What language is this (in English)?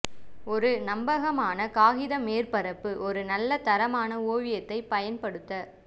Tamil